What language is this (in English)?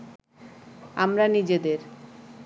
Bangla